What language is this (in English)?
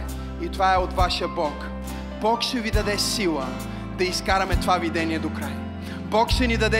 Bulgarian